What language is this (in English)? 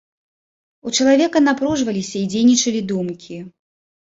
Belarusian